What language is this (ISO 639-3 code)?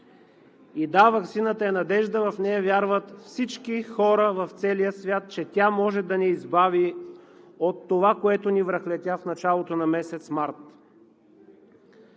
bul